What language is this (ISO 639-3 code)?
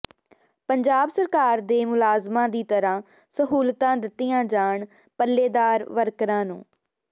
pan